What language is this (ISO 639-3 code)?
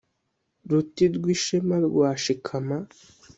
kin